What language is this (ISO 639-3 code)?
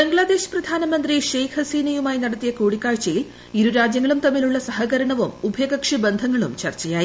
mal